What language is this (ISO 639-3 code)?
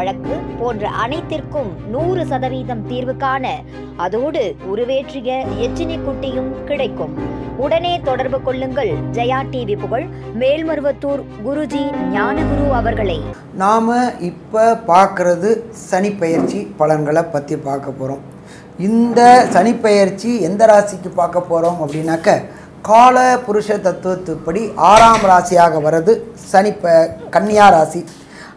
ind